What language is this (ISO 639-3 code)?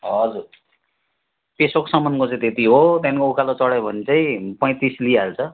nep